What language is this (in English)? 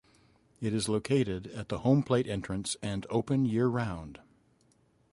English